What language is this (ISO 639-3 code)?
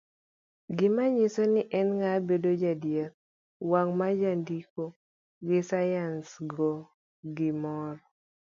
luo